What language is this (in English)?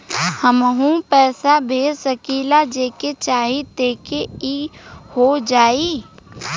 Bhojpuri